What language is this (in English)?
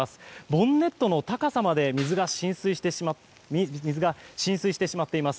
Japanese